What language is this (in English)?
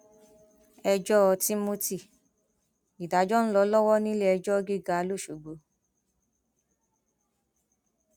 Yoruba